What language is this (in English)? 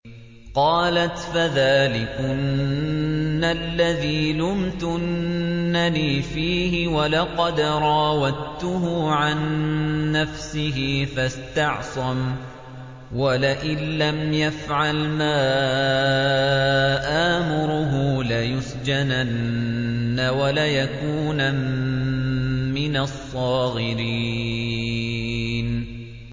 Arabic